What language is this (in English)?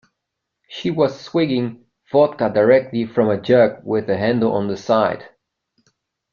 English